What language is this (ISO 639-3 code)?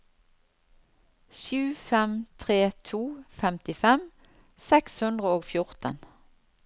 nor